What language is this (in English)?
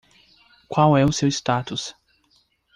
Portuguese